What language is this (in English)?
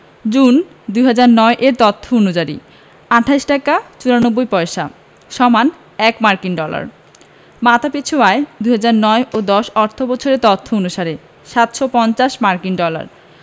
Bangla